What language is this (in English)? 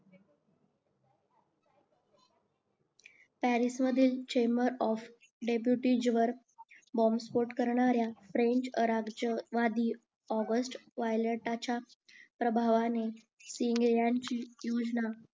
Marathi